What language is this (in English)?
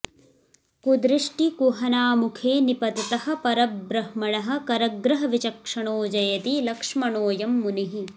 Sanskrit